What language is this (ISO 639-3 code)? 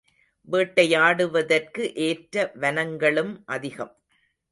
tam